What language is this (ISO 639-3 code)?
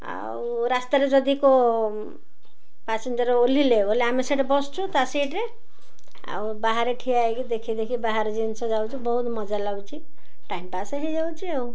ori